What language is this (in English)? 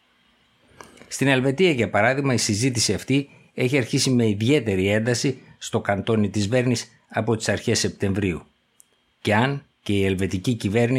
Greek